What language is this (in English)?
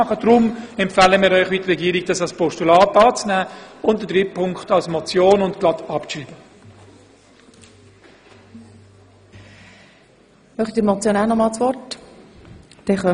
Swiss German